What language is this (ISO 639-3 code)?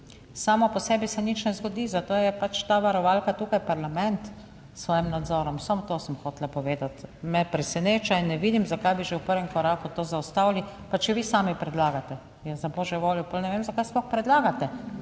slv